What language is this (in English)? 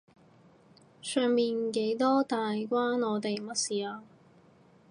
Cantonese